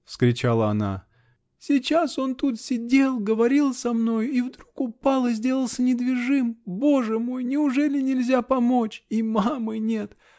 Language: Russian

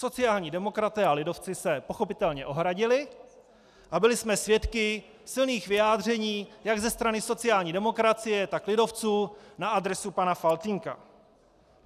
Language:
Czech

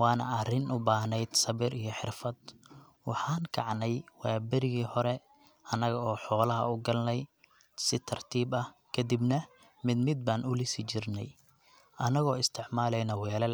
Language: Somali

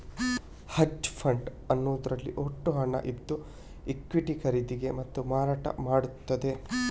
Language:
Kannada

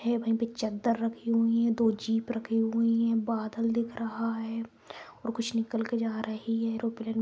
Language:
Magahi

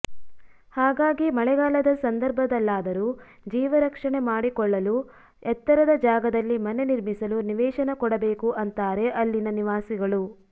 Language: Kannada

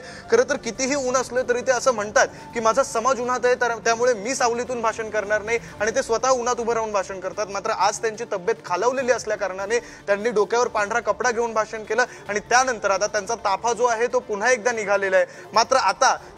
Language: Hindi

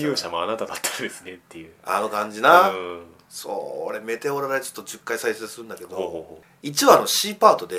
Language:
Japanese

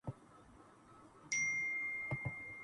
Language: Urdu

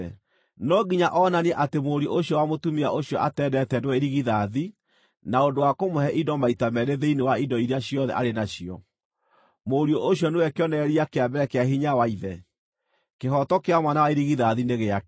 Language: Kikuyu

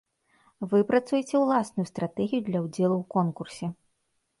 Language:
Belarusian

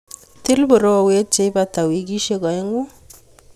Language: Kalenjin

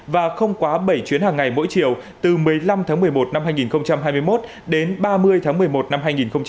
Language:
Vietnamese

